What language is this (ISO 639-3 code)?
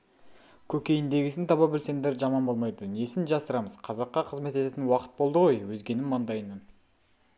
kaz